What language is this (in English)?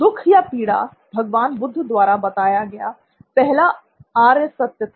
Hindi